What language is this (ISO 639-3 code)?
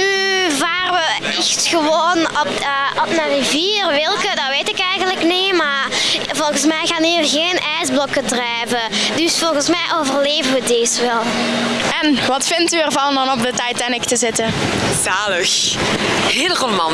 nld